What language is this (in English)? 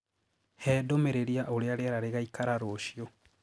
Kikuyu